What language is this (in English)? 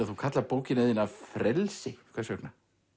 Icelandic